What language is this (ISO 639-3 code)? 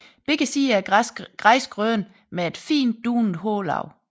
dan